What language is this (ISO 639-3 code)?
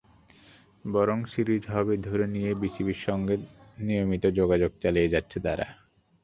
ben